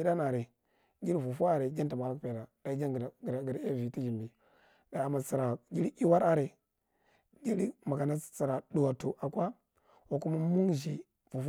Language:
Marghi Central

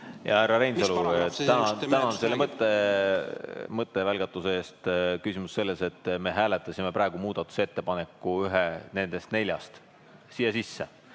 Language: Estonian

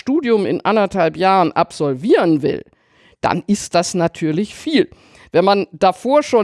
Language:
German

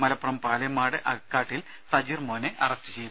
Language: Malayalam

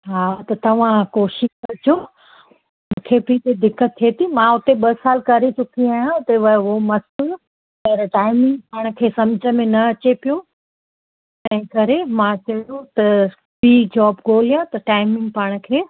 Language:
Sindhi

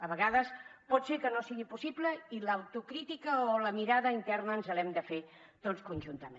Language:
Catalan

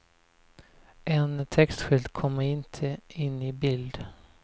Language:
Swedish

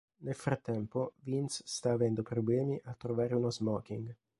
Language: Italian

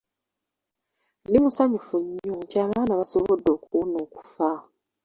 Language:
Ganda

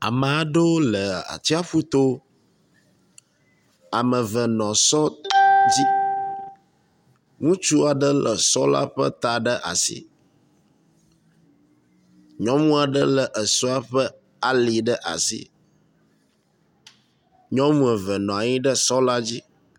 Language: Ewe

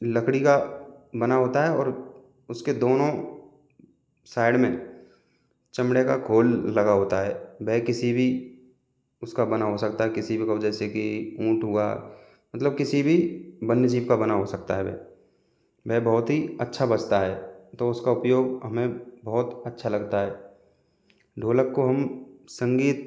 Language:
Hindi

